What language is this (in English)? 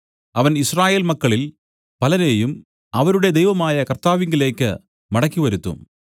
Malayalam